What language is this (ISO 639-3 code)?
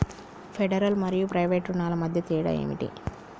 tel